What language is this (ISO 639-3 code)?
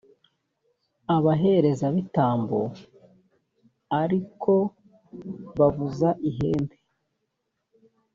kin